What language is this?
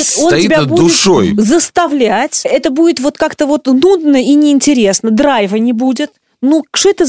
Russian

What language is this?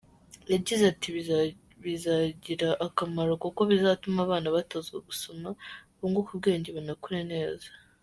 Kinyarwanda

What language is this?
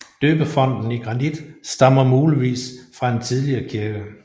Danish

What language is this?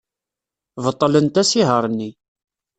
Kabyle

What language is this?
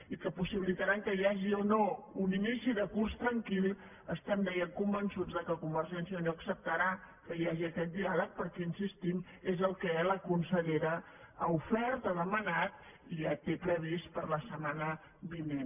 Catalan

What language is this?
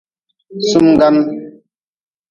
Nawdm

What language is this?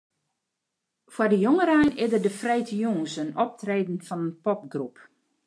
Western Frisian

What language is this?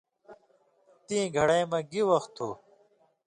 Indus Kohistani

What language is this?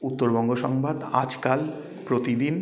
Bangla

